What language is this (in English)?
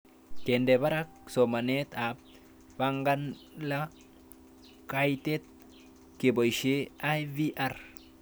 Kalenjin